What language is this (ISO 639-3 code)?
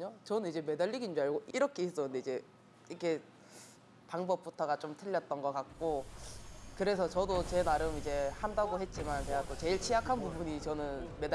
kor